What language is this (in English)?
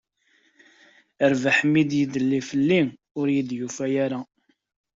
Kabyle